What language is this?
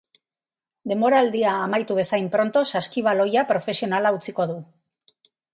Basque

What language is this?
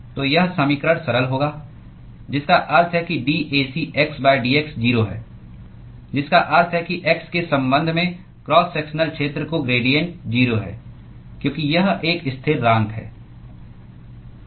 Hindi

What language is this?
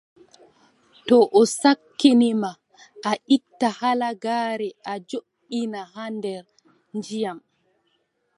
Adamawa Fulfulde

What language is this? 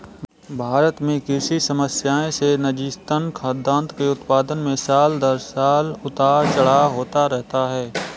Hindi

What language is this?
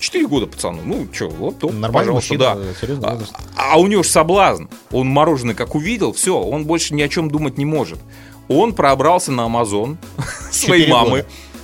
Russian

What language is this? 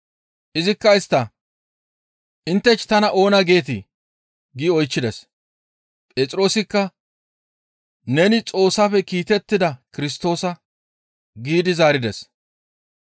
Gamo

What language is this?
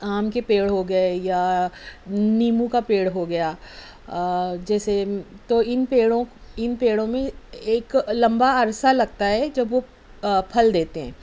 Urdu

